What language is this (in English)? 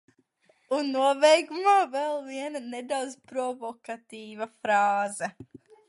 Latvian